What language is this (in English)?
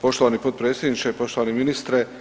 Croatian